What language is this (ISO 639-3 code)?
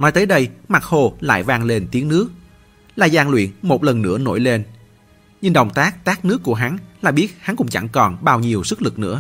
vie